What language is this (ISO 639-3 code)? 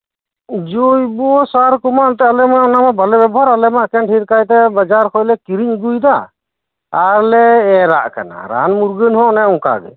sat